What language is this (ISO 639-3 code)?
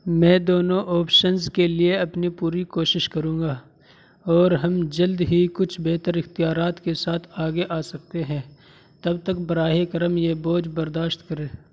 urd